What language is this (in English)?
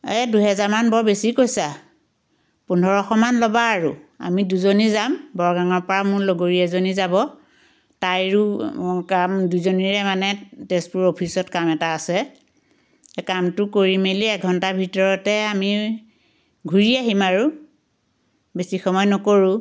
Assamese